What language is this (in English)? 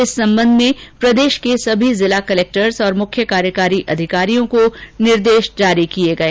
Hindi